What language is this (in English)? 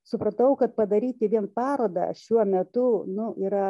Lithuanian